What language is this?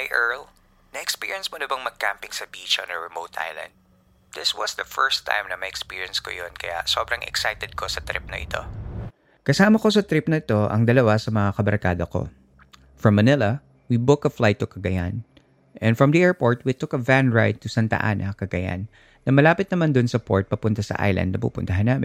Filipino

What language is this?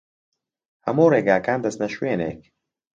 Central Kurdish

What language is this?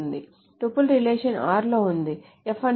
Telugu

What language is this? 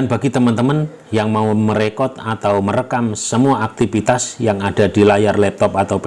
Indonesian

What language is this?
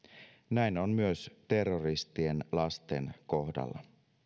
Finnish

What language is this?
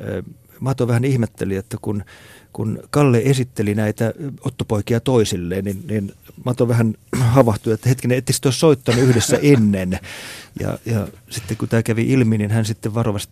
Finnish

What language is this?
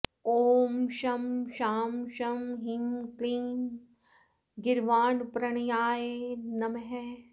Sanskrit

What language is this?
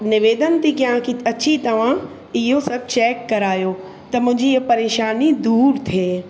Sindhi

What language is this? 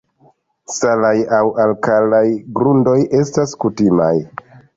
Esperanto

